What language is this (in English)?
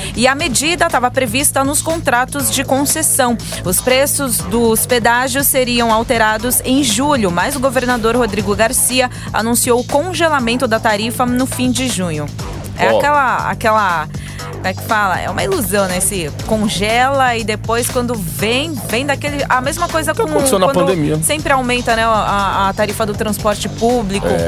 Portuguese